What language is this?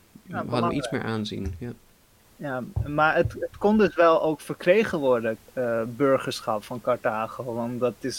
Dutch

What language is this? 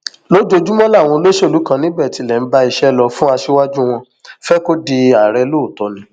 Yoruba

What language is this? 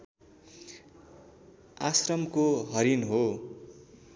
Nepali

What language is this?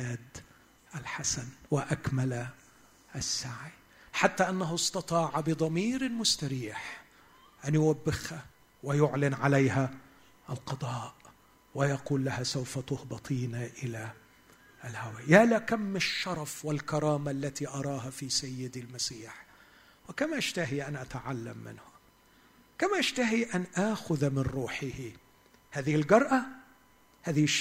Arabic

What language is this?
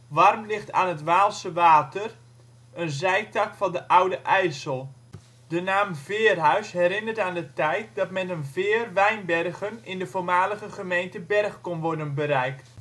Dutch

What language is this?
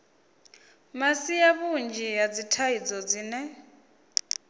Venda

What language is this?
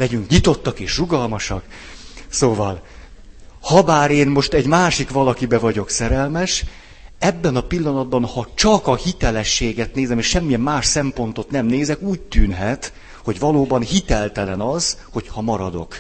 Hungarian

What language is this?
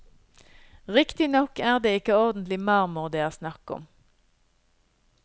Norwegian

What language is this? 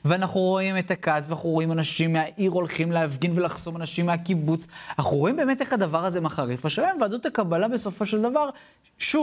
Hebrew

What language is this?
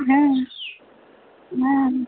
Maithili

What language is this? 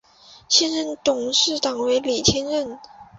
Chinese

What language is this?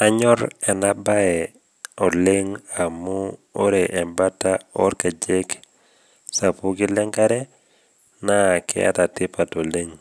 Masai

